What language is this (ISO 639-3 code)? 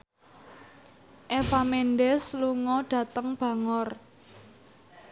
jav